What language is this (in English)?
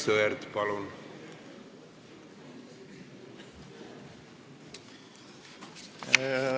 Estonian